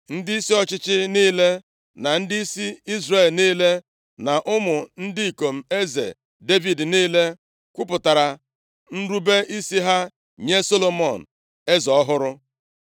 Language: Igbo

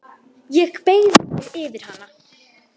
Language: Icelandic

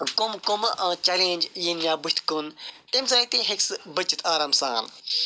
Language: Kashmiri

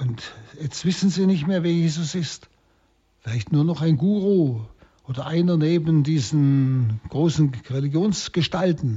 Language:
German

